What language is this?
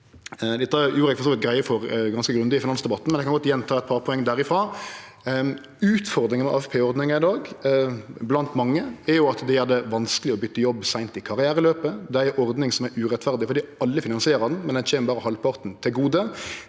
Norwegian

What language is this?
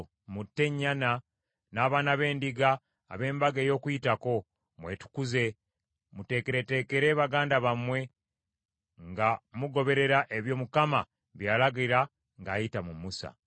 Ganda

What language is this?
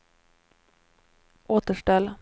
Swedish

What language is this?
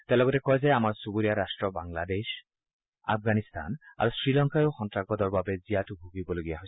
Assamese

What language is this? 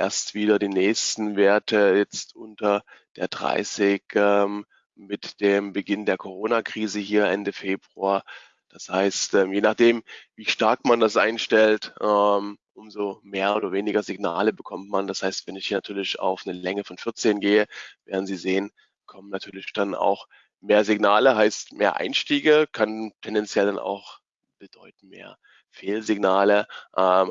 German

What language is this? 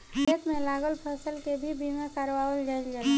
Bhojpuri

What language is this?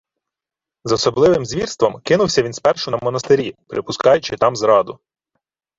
Ukrainian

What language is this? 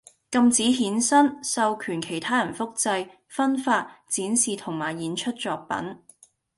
Cantonese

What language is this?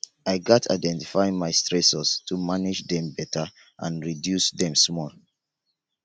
Nigerian Pidgin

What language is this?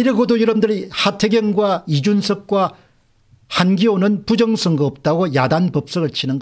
Korean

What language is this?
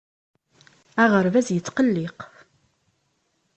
Kabyle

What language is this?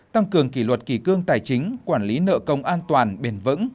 Vietnamese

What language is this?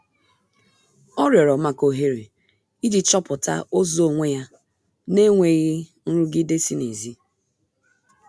Igbo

